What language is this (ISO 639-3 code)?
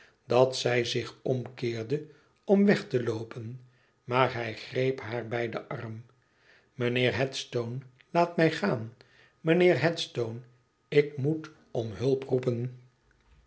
nld